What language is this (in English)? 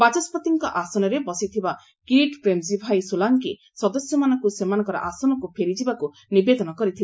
Odia